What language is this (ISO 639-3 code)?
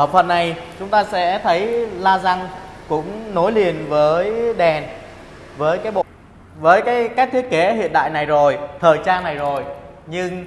vie